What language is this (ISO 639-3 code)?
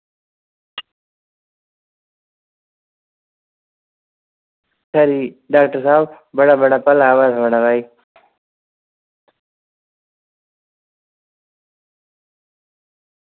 doi